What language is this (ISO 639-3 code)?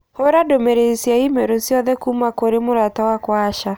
kik